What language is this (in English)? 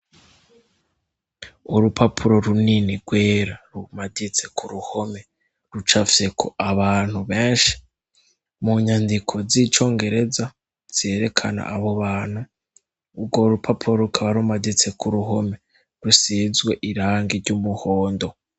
Rundi